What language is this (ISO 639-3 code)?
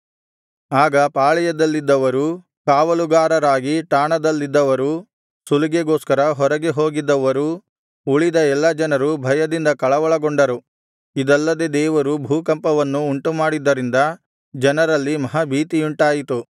kan